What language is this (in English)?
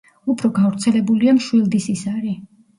Georgian